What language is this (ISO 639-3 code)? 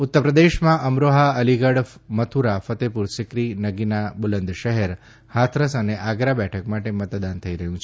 guj